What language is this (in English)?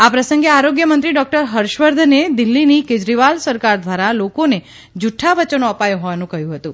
Gujarati